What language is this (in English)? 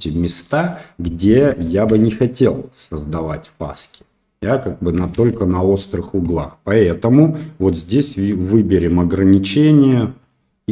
Russian